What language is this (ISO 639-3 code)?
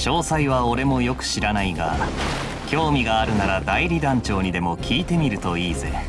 jpn